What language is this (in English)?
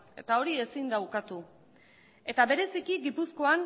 Basque